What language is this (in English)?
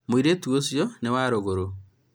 Kikuyu